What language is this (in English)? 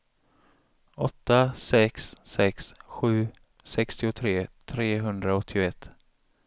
Swedish